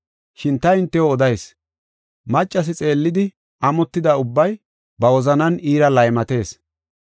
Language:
Gofa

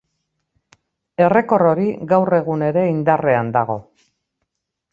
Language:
Basque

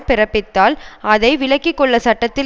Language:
Tamil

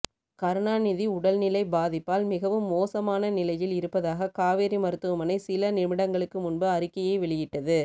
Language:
Tamil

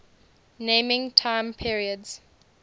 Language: English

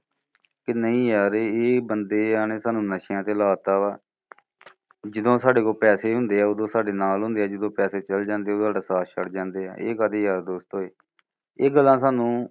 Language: Punjabi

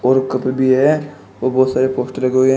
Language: Hindi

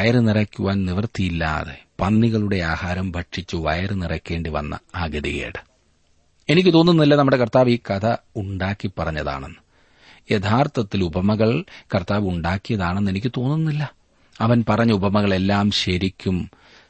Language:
Malayalam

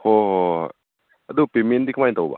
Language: Manipuri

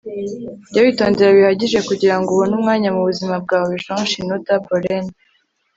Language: Kinyarwanda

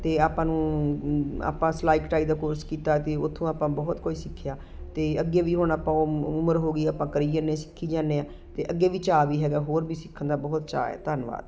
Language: Punjabi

